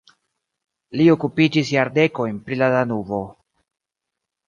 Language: Esperanto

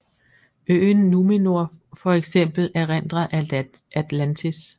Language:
Danish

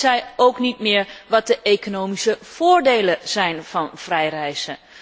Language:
Dutch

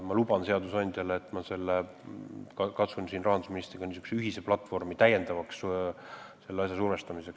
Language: Estonian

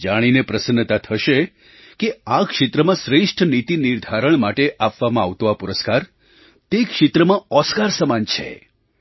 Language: Gujarati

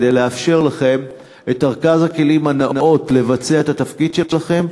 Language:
Hebrew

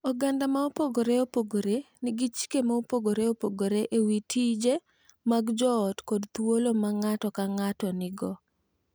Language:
Luo (Kenya and Tanzania)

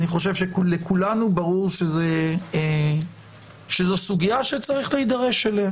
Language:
Hebrew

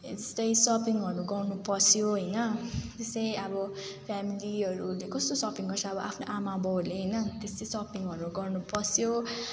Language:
Nepali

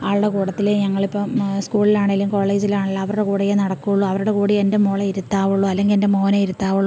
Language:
Malayalam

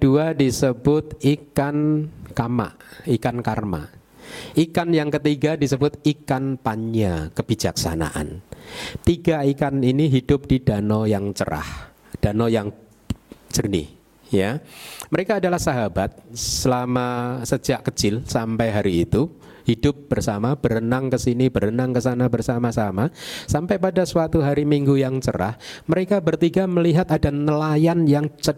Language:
Indonesian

